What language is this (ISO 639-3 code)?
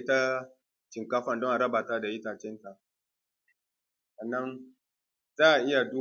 hau